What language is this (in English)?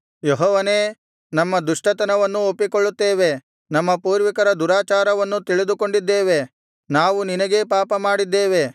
Kannada